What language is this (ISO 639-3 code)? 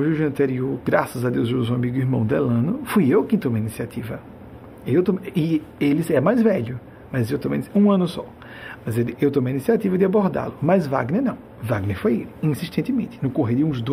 por